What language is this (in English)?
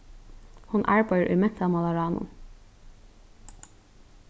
Faroese